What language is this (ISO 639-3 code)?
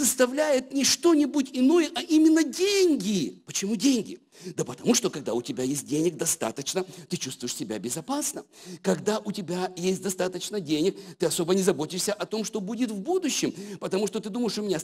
rus